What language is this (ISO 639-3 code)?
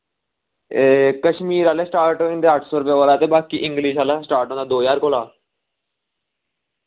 doi